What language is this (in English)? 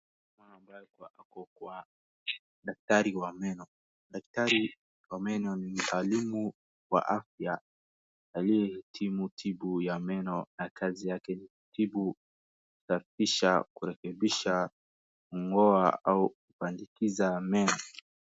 Swahili